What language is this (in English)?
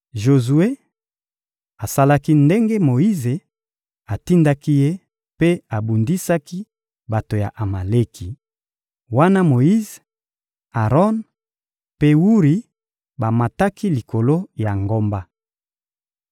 Lingala